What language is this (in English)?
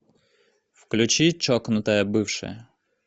Russian